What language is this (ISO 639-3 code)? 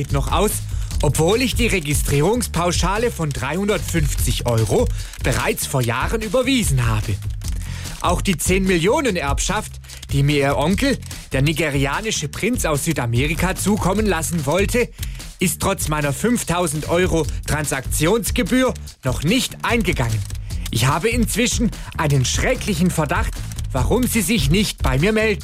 deu